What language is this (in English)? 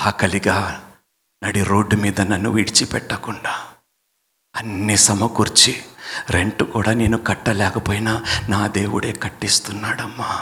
Telugu